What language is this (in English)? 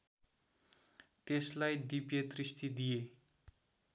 Nepali